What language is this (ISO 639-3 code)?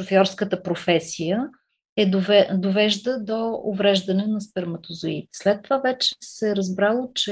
bul